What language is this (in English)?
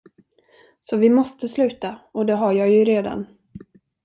Swedish